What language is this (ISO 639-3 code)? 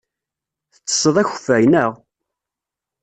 kab